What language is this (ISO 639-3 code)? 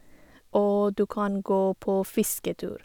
nor